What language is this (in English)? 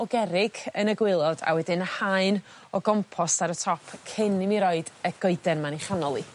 Welsh